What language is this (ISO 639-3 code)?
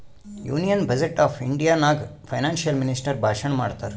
kan